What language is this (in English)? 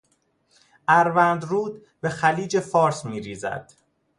Persian